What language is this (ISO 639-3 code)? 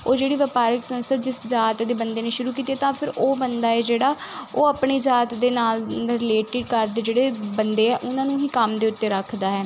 pan